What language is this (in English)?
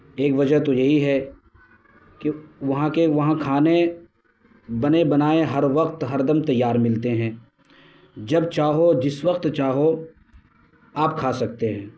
Urdu